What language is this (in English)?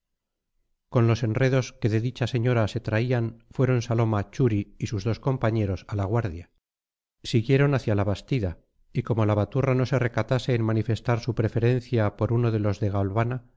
Spanish